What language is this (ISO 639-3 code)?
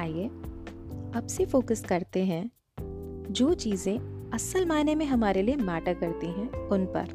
hin